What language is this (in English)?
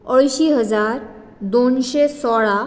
Konkani